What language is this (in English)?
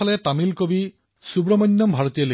Assamese